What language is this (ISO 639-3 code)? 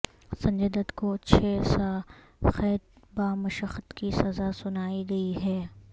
urd